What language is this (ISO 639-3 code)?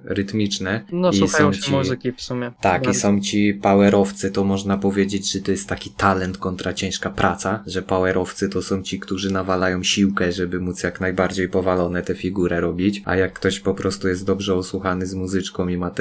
pol